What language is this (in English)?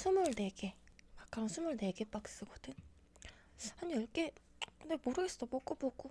Korean